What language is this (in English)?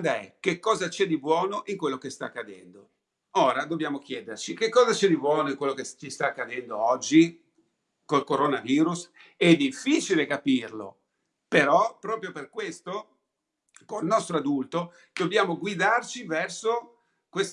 Italian